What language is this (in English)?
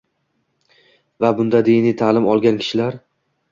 Uzbek